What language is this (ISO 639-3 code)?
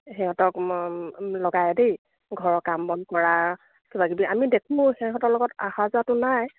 asm